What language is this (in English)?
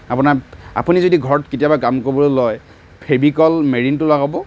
Assamese